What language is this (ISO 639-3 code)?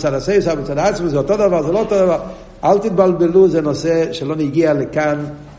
heb